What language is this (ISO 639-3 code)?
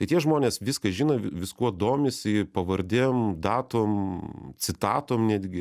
lit